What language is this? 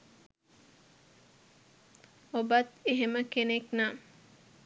Sinhala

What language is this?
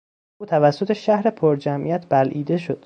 Persian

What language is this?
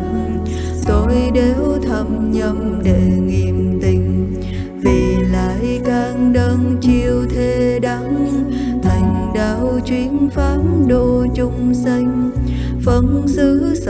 Vietnamese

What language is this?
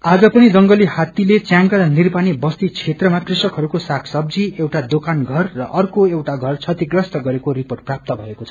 Nepali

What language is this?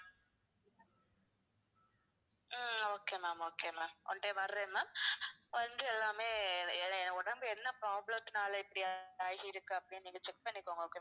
Tamil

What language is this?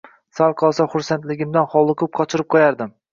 Uzbek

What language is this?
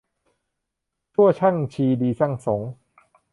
Thai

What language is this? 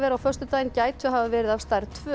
Icelandic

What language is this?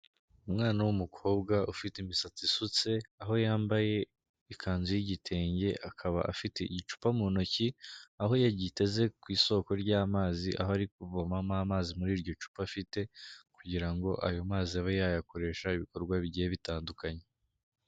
Kinyarwanda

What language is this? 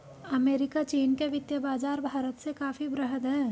Hindi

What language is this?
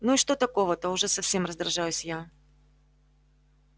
Russian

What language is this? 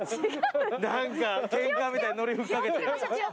Japanese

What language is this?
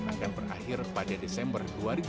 Indonesian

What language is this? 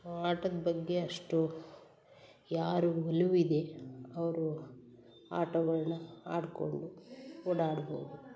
Kannada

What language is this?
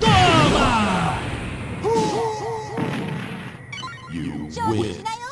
Portuguese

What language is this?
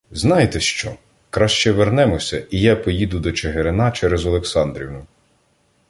Ukrainian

